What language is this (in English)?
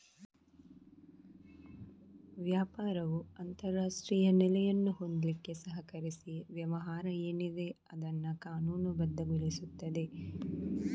Kannada